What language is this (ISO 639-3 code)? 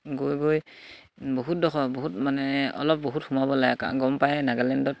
asm